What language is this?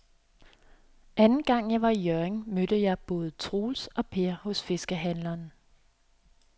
Danish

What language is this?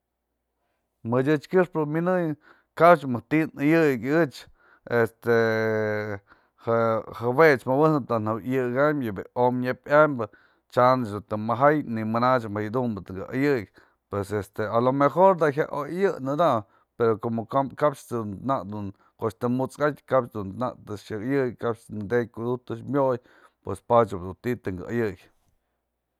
Mazatlán Mixe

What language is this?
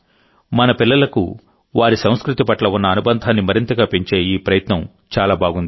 Telugu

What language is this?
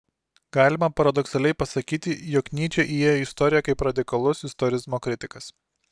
Lithuanian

